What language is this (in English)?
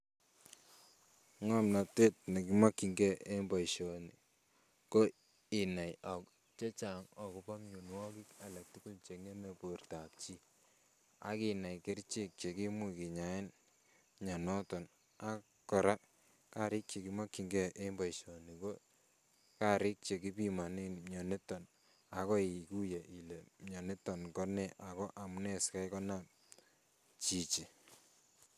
Kalenjin